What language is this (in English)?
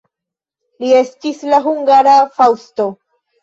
Esperanto